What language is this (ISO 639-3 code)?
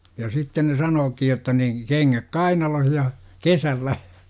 fin